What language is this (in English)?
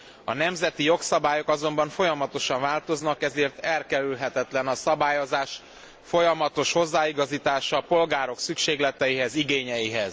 Hungarian